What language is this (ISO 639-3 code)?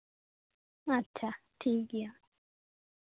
sat